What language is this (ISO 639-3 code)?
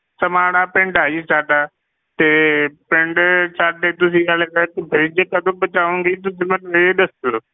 pan